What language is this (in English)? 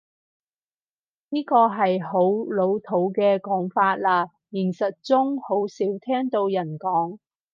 Cantonese